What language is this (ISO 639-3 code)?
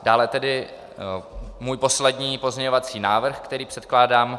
ces